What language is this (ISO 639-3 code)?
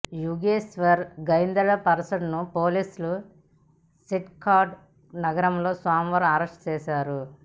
tel